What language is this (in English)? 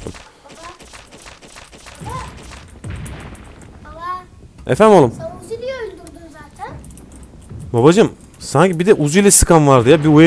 Turkish